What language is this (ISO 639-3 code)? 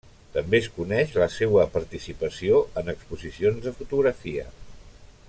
cat